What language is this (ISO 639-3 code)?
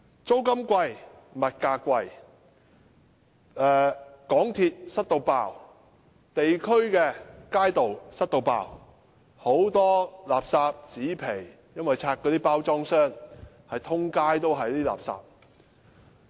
yue